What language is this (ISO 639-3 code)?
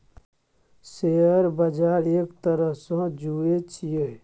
mai